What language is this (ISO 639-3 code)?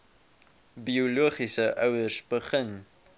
afr